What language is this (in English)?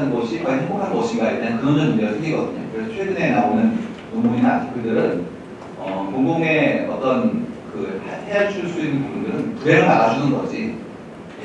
Korean